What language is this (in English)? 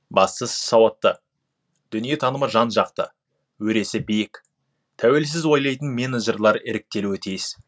Kazakh